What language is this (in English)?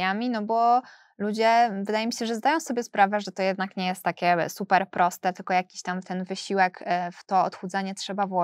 Polish